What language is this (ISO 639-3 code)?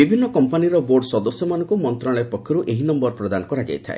ori